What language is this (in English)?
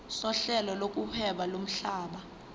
Zulu